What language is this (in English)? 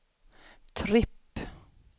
Swedish